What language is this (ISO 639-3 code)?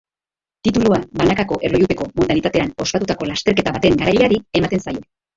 eus